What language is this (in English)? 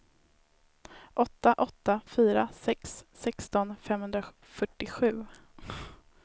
Swedish